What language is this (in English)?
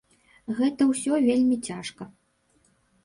Belarusian